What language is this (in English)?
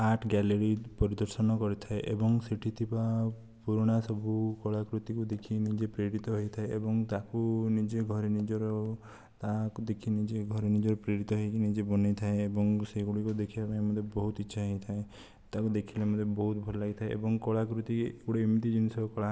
Odia